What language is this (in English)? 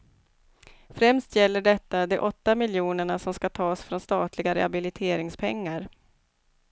Swedish